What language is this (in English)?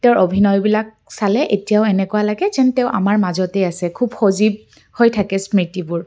Assamese